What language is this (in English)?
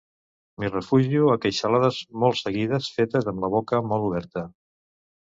Catalan